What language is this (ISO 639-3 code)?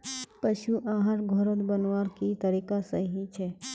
mag